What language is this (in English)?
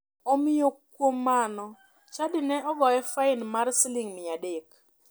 Luo (Kenya and Tanzania)